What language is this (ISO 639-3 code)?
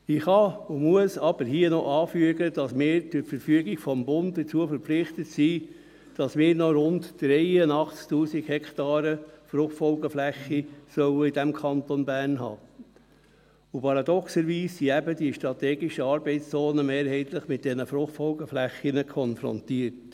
gsw